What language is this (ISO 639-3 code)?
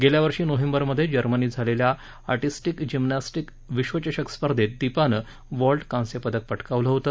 mar